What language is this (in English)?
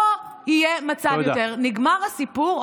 Hebrew